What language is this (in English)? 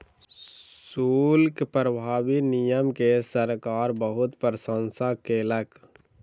Maithili